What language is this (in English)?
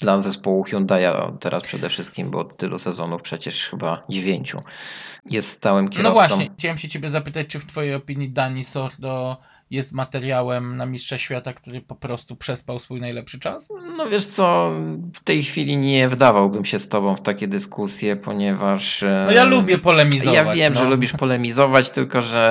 Polish